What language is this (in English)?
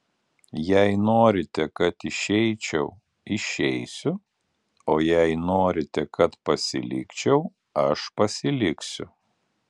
Lithuanian